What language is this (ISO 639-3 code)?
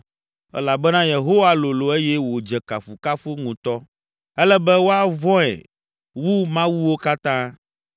ewe